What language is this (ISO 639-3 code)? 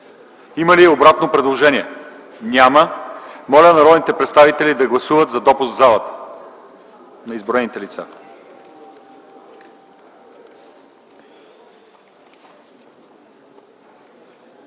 bul